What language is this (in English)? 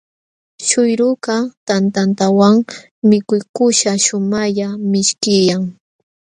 Jauja Wanca Quechua